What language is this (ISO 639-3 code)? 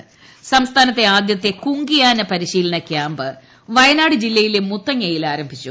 mal